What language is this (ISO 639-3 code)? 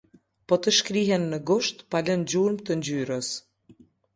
sqi